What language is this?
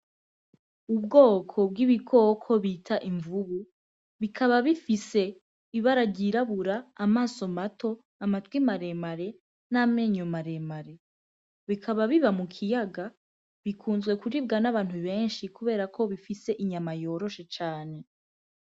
Rundi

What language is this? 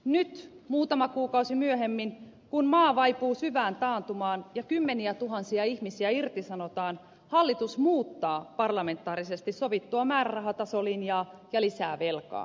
Finnish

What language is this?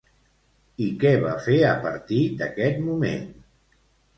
Catalan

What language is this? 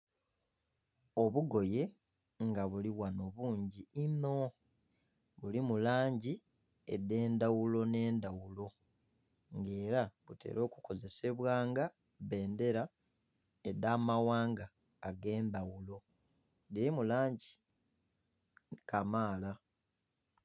Soga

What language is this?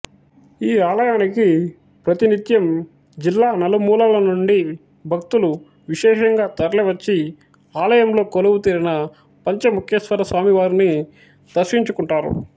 Telugu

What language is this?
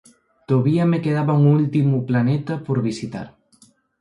Asturian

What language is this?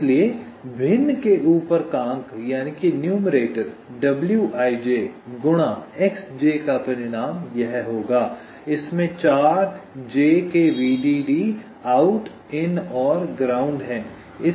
Hindi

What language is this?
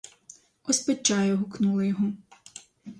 Ukrainian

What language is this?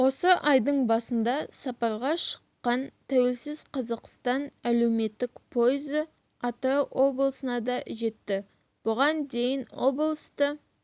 Kazakh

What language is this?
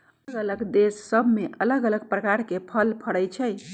Magahi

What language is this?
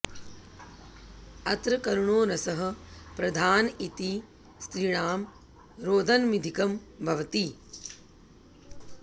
Sanskrit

